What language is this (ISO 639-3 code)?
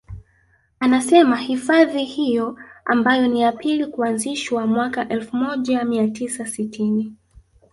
swa